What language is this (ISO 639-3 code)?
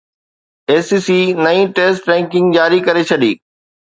snd